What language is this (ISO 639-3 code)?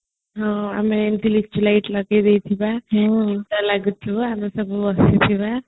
ori